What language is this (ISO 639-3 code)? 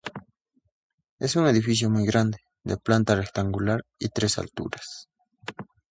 spa